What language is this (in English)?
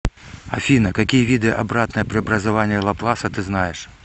Russian